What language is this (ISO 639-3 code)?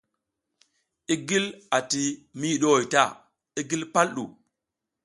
giz